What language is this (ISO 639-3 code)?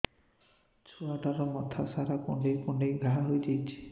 ori